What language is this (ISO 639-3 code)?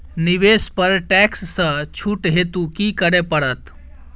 mai